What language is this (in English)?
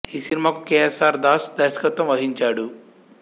Telugu